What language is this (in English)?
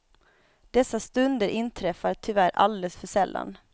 Swedish